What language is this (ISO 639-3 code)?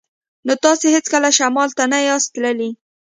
pus